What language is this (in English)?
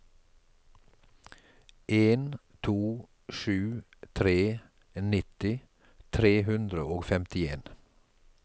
Norwegian